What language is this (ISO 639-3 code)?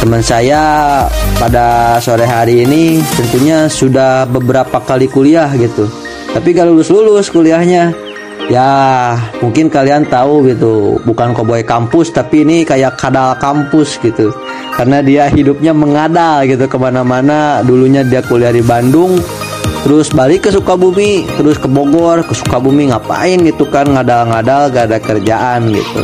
ind